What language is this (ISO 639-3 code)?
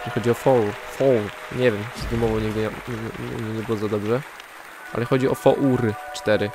pol